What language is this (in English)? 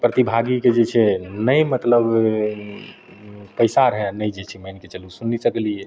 Maithili